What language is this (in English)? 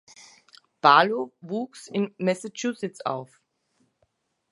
German